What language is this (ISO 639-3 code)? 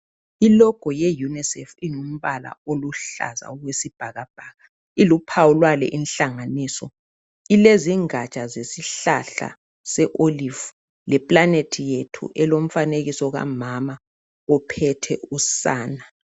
nde